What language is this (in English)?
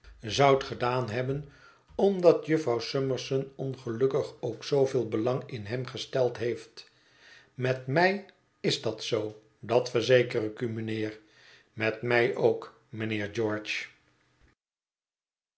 Dutch